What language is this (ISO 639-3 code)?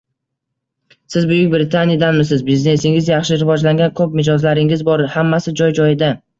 uzb